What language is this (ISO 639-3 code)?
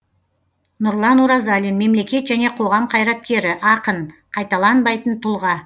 kaz